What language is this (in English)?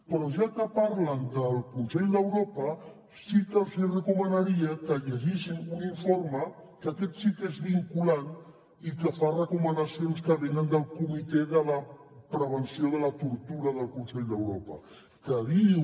Catalan